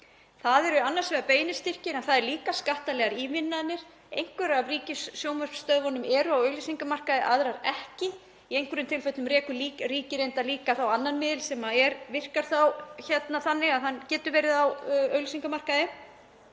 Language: Icelandic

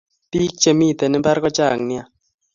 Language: Kalenjin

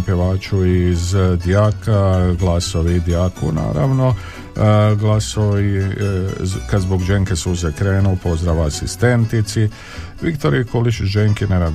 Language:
Croatian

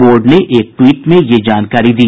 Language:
Hindi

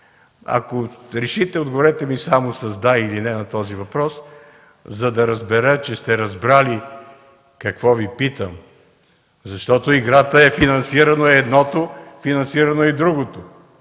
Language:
Bulgarian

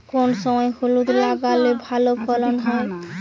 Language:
Bangla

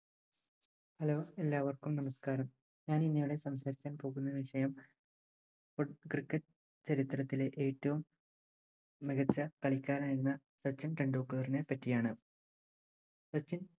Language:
Malayalam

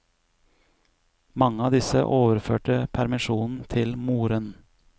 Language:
Norwegian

